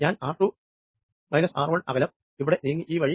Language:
Malayalam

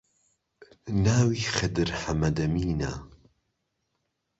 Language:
Central Kurdish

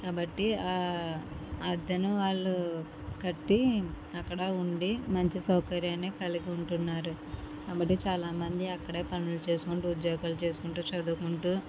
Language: Telugu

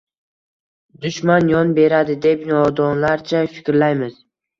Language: Uzbek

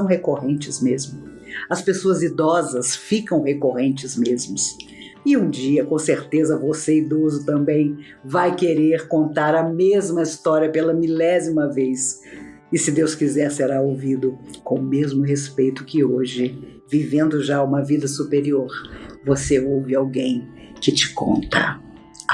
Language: Portuguese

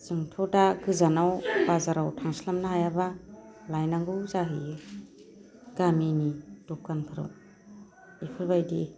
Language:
Bodo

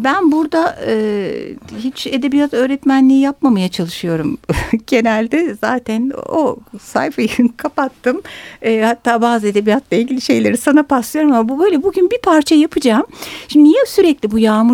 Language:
Turkish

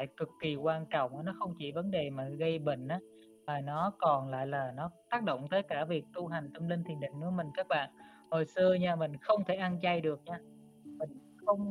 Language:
Vietnamese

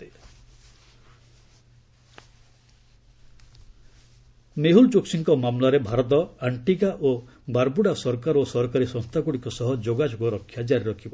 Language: Odia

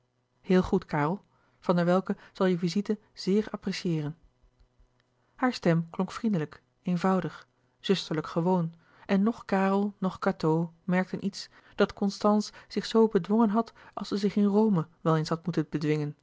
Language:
Dutch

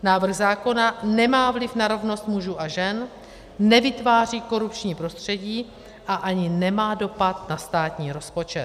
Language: Czech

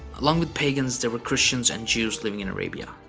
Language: English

